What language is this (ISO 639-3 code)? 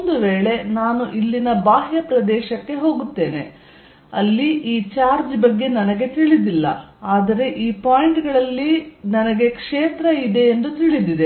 kan